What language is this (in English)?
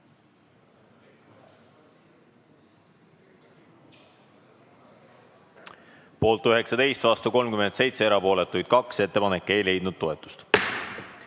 Estonian